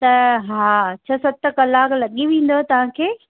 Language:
Sindhi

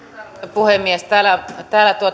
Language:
Finnish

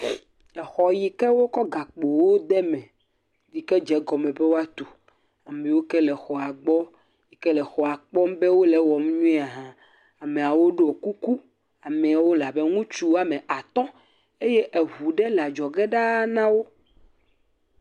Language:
Ewe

